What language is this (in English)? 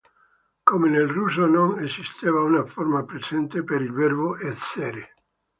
Italian